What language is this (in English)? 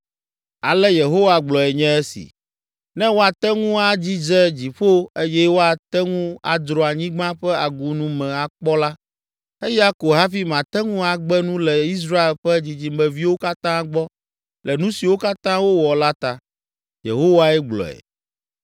Ewe